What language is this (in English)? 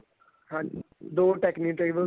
Punjabi